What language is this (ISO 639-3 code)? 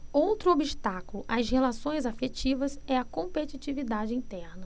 por